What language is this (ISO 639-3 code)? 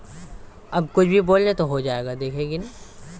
ben